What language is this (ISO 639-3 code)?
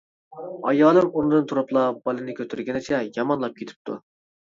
uig